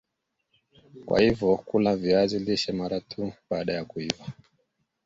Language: Swahili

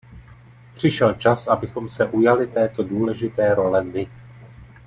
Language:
Czech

